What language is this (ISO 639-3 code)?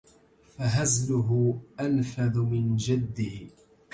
ara